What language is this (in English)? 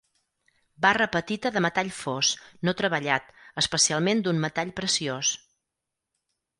Catalan